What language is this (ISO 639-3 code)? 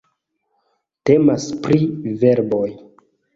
epo